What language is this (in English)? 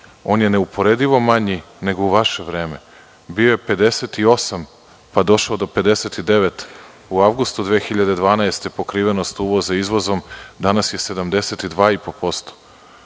Serbian